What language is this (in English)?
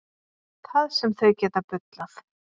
Icelandic